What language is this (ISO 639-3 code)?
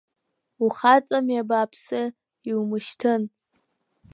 abk